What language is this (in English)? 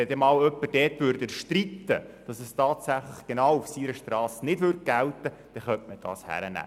Swiss German